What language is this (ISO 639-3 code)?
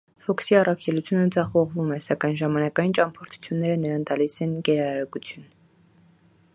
hye